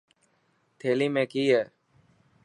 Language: Dhatki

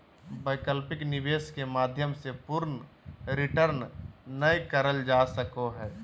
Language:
Magahi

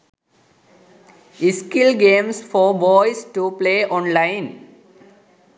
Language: Sinhala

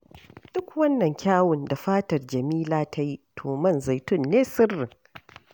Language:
Hausa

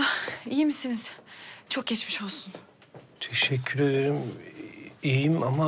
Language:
Turkish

